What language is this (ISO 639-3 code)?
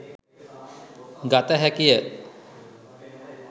sin